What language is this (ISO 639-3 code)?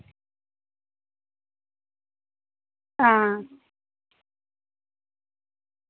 doi